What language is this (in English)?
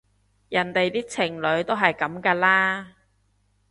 Cantonese